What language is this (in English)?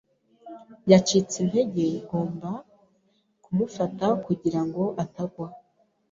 Kinyarwanda